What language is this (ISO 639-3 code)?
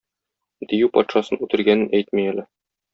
tat